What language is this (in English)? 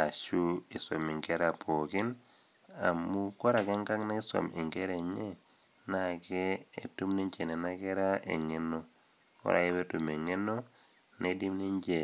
Masai